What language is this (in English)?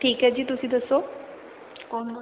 Punjabi